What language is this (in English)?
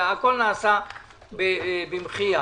Hebrew